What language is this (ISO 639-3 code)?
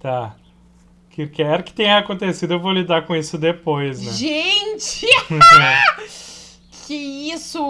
por